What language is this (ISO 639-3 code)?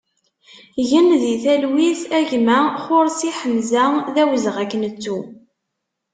kab